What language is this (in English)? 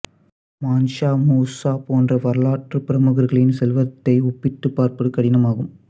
Tamil